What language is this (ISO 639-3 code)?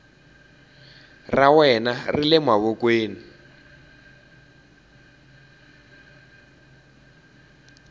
tso